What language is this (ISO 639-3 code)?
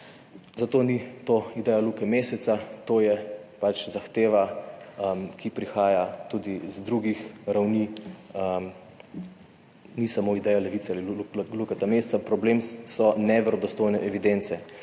slv